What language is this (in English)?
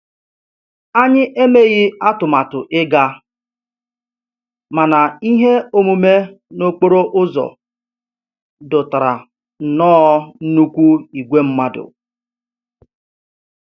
Igbo